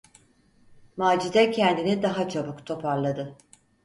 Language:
Turkish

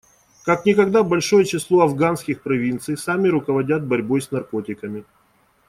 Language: Russian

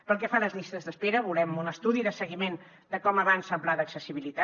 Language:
Catalan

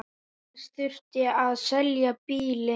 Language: Icelandic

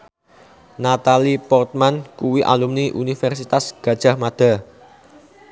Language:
Javanese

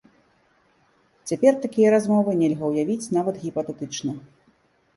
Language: Belarusian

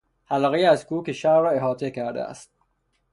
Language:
Persian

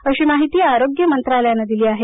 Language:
Marathi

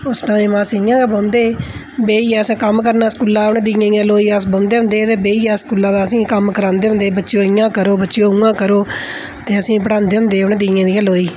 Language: Dogri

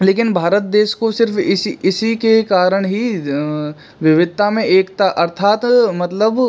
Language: Hindi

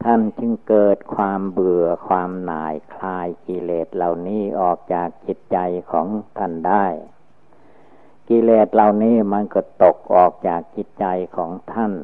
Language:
Thai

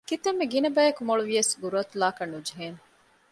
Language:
Divehi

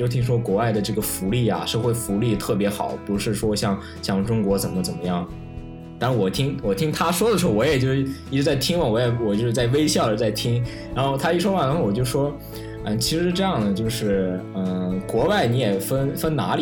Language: Chinese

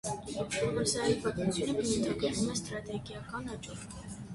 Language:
Armenian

